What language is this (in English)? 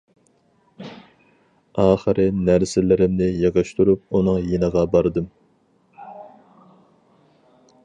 Uyghur